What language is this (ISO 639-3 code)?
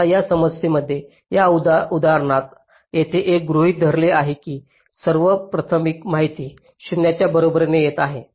mar